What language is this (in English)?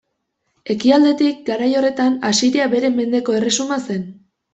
Basque